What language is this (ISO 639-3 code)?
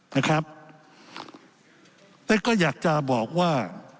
tha